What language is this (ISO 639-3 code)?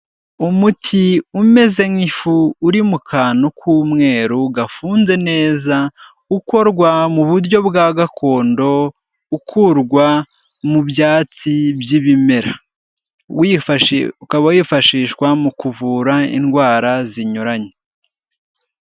kin